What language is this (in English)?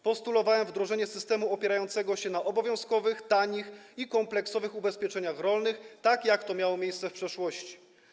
Polish